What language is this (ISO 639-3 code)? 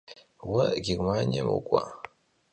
kbd